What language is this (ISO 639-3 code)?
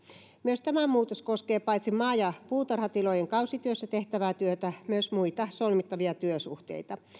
fin